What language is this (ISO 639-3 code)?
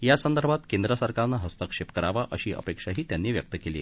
mar